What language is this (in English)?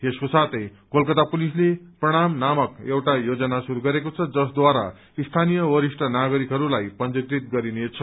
Nepali